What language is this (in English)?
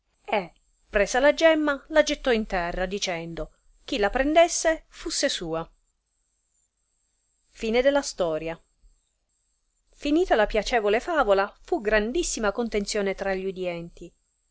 Italian